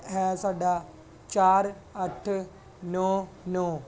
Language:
Punjabi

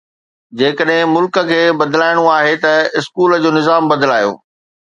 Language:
Sindhi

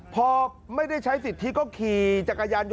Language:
Thai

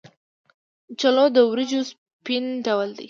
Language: Pashto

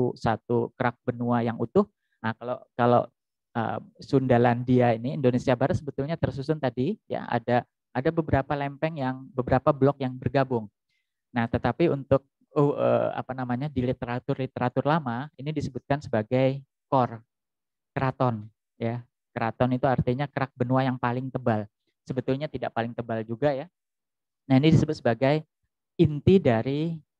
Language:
Indonesian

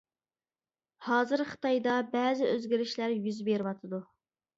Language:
Uyghur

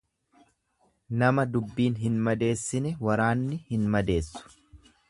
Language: Oromo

